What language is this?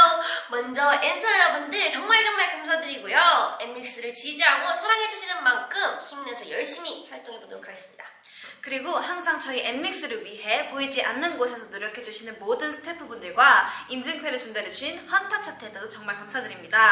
Korean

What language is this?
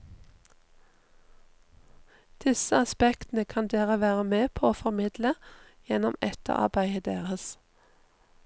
Norwegian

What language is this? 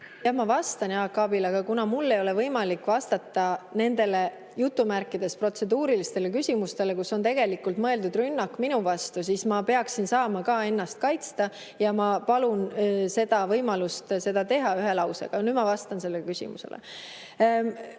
Estonian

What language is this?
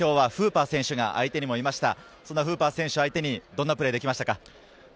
Japanese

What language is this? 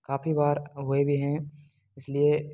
Hindi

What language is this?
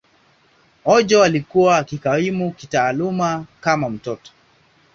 Swahili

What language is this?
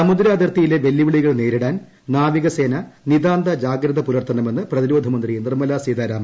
Malayalam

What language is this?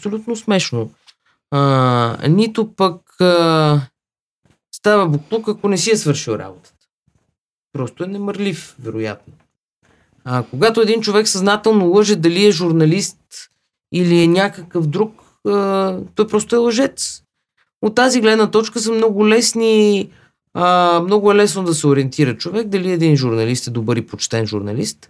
Bulgarian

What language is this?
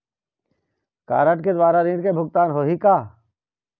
Chhattisgarhi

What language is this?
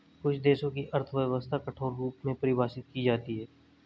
Hindi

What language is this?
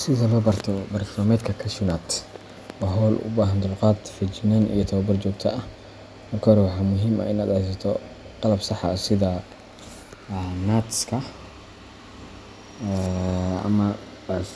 Somali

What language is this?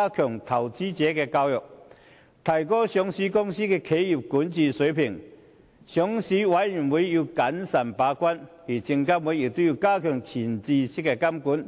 Cantonese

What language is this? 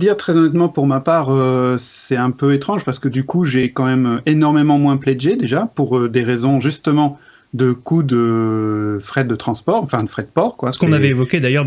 French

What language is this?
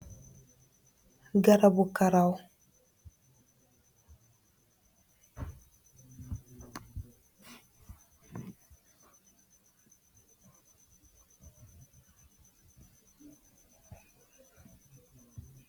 Wolof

